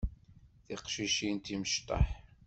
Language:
Kabyle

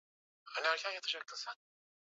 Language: Swahili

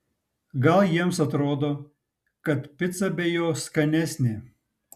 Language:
Lithuanian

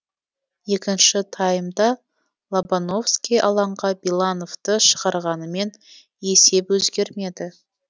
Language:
Kazakh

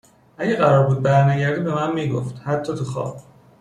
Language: Persian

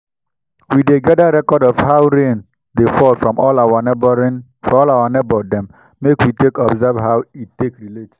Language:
Nigerian Pidgin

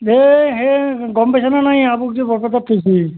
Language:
Assamese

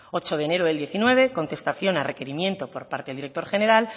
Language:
Spanish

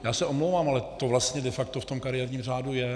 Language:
Czech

